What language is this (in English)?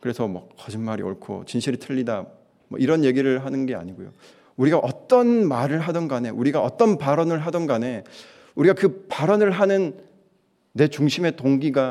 Korean